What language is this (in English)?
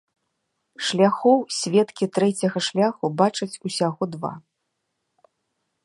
Belarusian